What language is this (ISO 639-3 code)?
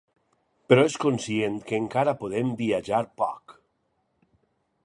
cat